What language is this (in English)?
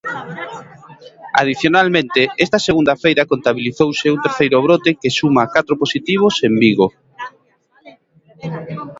Galician